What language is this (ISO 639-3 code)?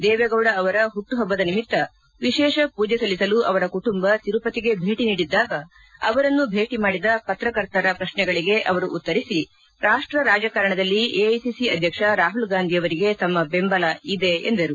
kan